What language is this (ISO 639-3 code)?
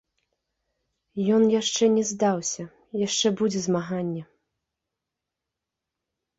bel